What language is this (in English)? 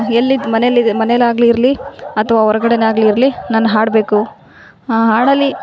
Kannada